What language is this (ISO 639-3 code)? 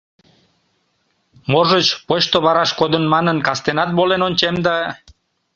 chm